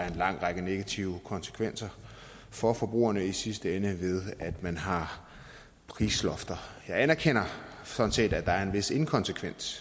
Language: Danish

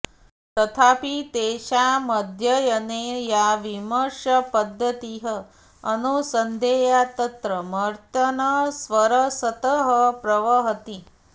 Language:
Sanskrit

